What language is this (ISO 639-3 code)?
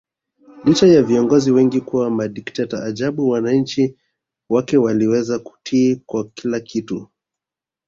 swa